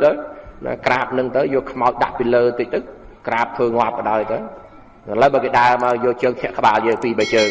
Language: Vietnamese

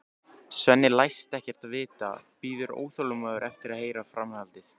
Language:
Icelandic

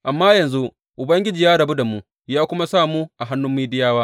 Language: Hausa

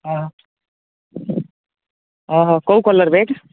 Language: Odia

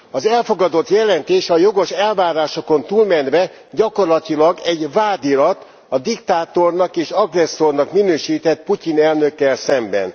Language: Hungarian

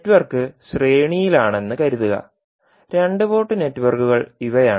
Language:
Malayalam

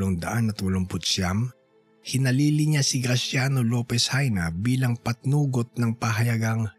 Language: Filipino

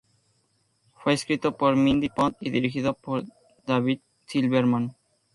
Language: Spanish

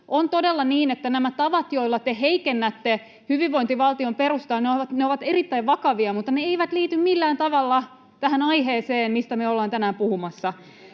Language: Finnish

